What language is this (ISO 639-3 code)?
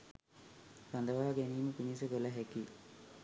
sin